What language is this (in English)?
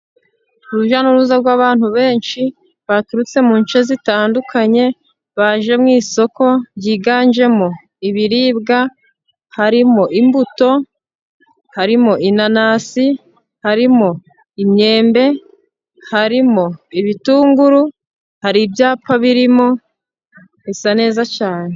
Kinyarwanda